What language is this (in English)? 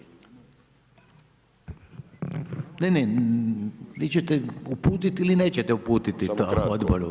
Croatian